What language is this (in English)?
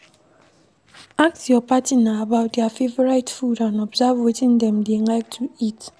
Nigerian Pidgin